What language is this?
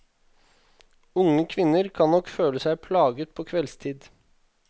Norwegian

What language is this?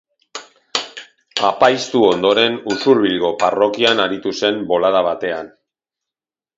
Basque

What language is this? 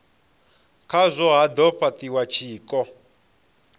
Venda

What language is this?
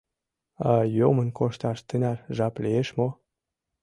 Mari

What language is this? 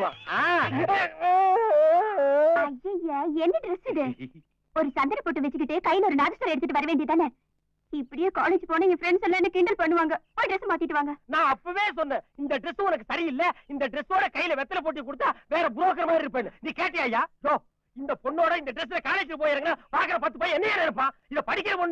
Hindi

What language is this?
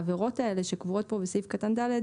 Hebrew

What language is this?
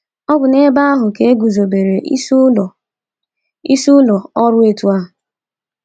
Igbo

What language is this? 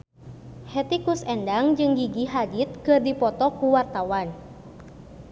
Sundanese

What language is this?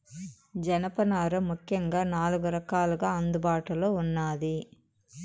Telugu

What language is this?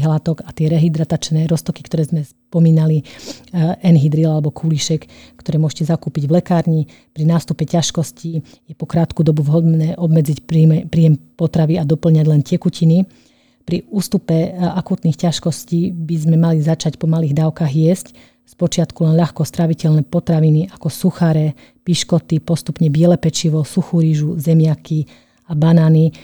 Slovak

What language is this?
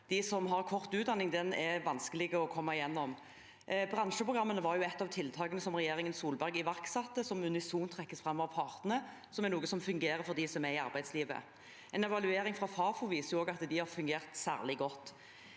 Norwegian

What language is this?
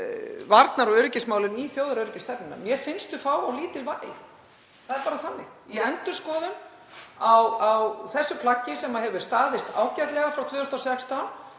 Icelandic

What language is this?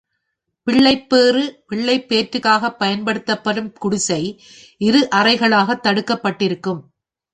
Tamil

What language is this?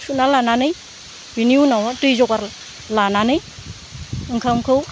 Bodo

